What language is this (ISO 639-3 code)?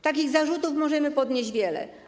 pol